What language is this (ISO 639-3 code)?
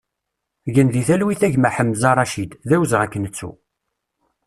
kab